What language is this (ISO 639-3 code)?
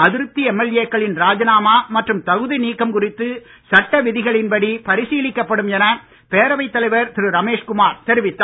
tam